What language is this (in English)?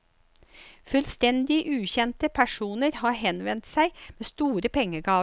Norwegian